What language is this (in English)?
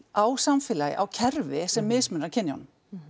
Icelandic